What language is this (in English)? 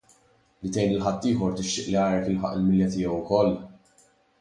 Maltese